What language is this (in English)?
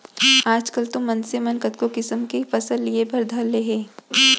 Chhattisgarhi